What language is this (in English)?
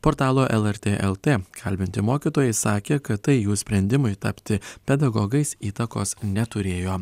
Lithuanian